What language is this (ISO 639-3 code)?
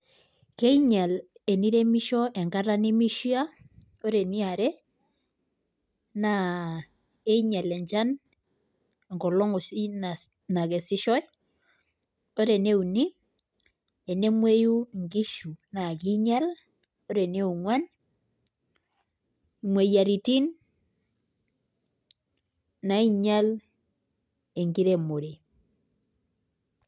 mas